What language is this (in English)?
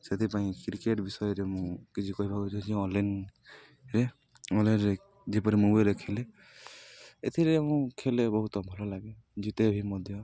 Odia